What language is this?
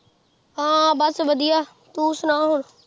Punjabi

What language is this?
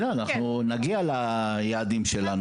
Hebrew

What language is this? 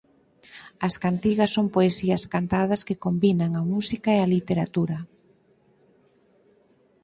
Galician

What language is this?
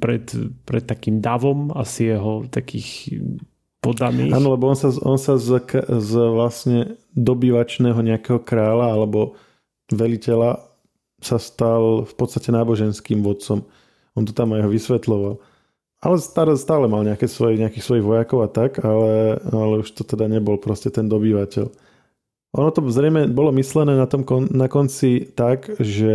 Slovak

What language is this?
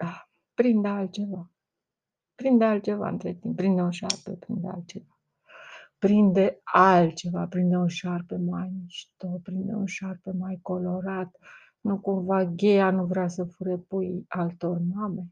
Romanian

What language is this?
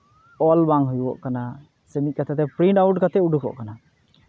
Santali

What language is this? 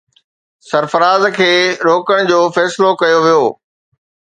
Sindhi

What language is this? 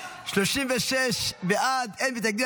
Hebrew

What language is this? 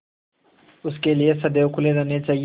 Hindi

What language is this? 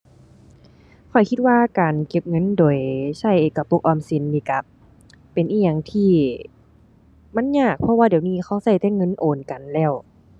Thai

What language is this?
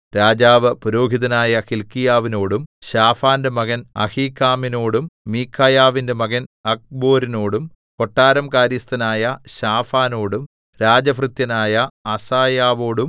Malayalam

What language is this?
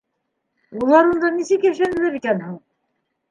Bashkir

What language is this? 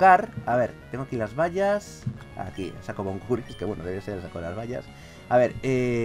Spanish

